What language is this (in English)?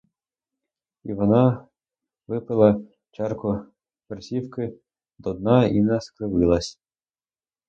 Ukrainian